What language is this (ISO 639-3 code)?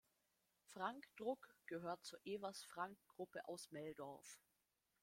deu